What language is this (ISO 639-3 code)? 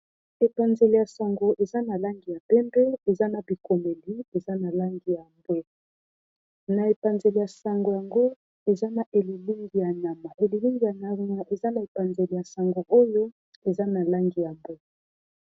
lin